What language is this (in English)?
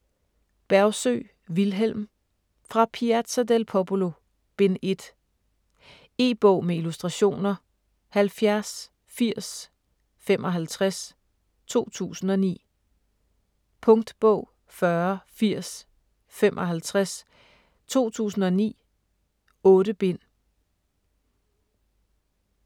Danish